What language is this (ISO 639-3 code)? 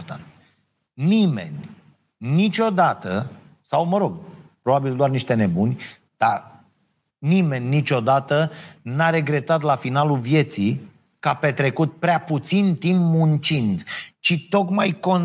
ron